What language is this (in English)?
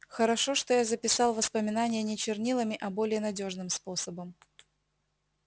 Russian